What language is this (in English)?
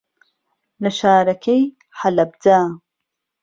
Central Kurdish